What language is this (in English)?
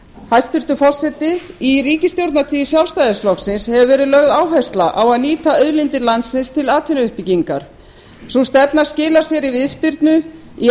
Icelandic